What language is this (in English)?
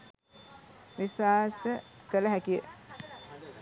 Sinhala